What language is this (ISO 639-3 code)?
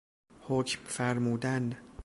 fas